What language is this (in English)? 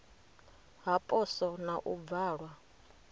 Venda